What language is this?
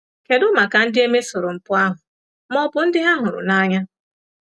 Igbo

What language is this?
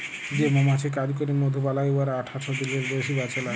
Bangla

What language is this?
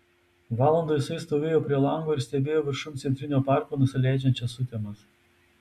Lithuanian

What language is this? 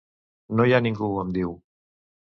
Catalan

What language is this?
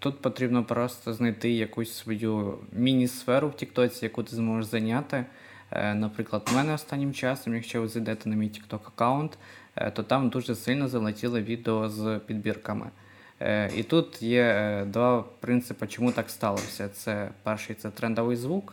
Ukrainian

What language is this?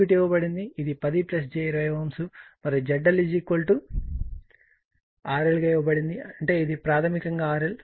Telugu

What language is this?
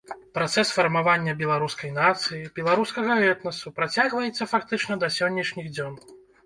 Belarusian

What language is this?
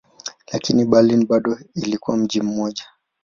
Swahili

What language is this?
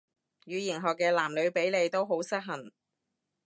Cantonese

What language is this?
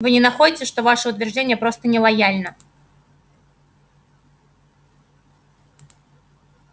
Russian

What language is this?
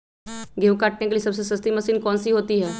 Magahi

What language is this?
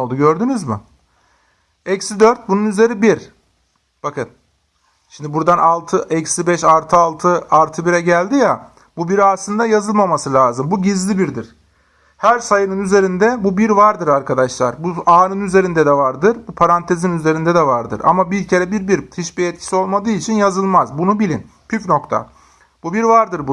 Turkish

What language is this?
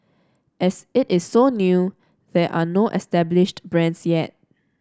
English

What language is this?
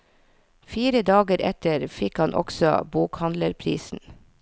Norwegian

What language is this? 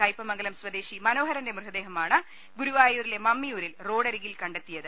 Malayalam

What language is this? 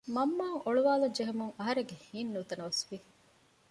Divehi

